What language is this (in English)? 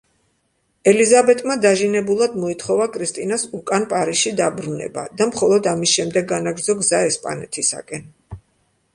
Georgian